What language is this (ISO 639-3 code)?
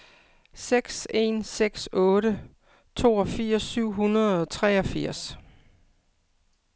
dan